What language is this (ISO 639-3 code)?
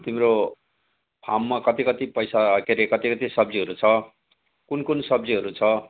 nep